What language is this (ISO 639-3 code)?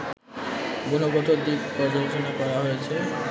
ben